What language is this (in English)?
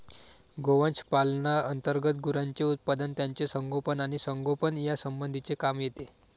Marathi